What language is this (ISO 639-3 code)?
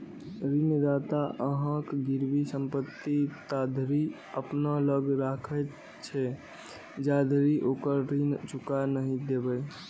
mai